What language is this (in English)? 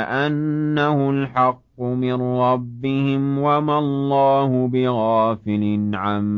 Arabic